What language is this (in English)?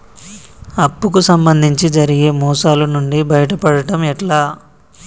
Telugu